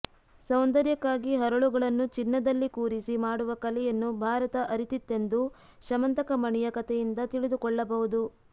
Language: Kannada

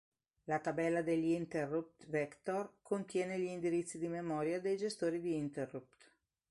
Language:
Italian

